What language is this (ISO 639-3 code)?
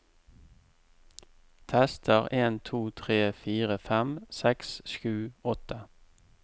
nor